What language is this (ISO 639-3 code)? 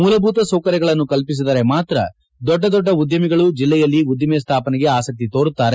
kan